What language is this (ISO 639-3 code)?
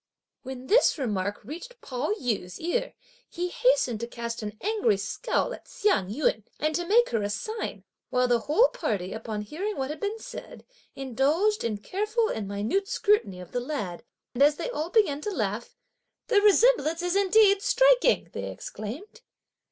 eng